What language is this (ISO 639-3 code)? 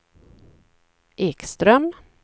swe